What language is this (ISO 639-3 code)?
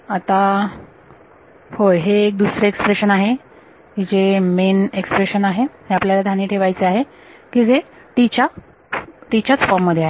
mar